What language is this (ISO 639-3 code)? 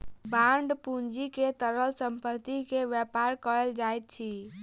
mai